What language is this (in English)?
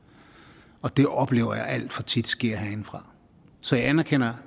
Danish